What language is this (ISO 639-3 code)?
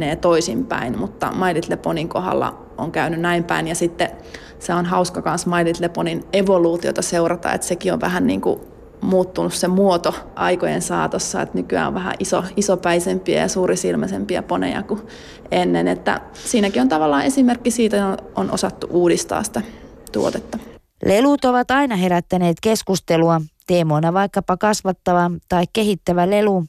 fin